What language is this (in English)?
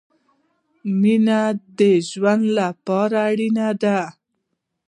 Pashto